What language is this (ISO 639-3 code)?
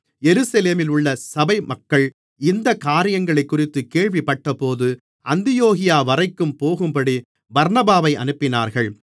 tam